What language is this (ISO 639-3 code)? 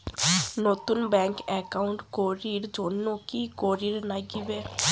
ben